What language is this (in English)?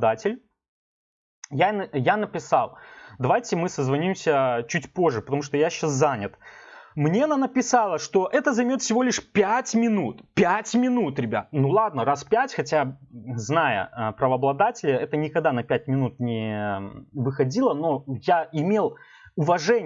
Russian